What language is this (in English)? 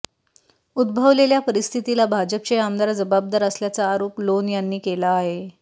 Marathi